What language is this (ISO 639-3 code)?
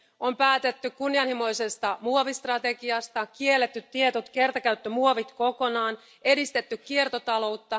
fin